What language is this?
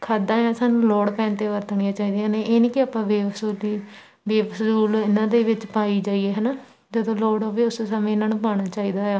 Punjabi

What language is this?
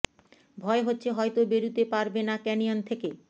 Bangla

